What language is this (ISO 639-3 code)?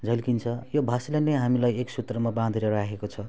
nep